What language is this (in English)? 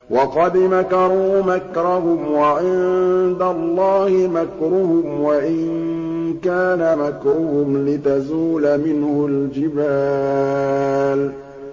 Arabic